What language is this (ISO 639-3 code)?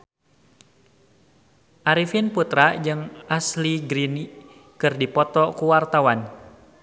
sun